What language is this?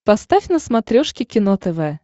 Russian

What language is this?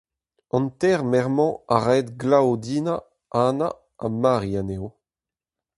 Breton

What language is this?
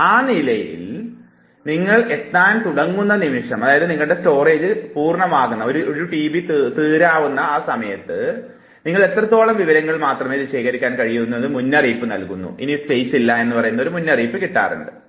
Malayalam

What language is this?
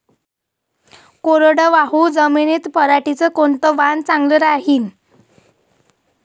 Marathi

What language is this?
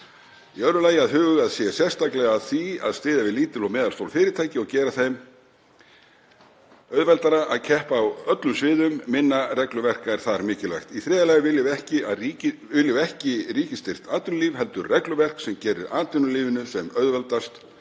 Icelandic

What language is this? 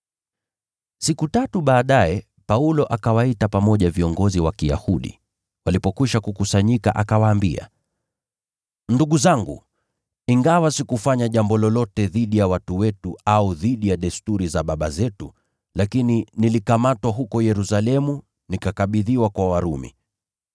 Swahili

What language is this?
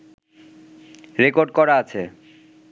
Bangla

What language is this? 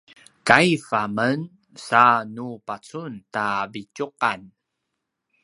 Paiwan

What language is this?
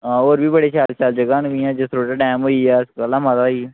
Dogri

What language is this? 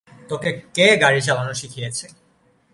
Bangla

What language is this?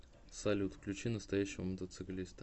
Russian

